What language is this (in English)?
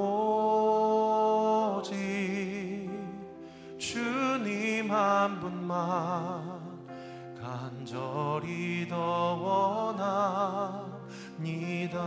Korean